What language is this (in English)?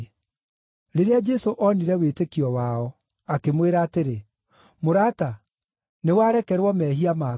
Kikuyu